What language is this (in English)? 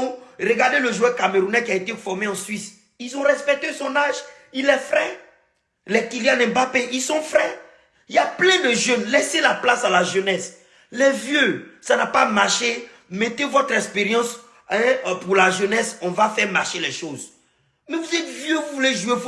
French